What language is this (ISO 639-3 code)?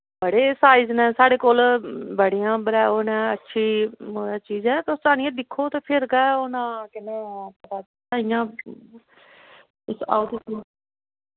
doi